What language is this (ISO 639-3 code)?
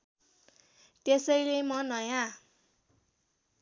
nep